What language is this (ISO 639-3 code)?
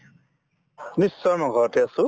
asm